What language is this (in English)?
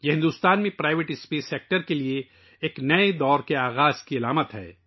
Urdu